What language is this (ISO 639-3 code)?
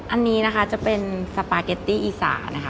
tha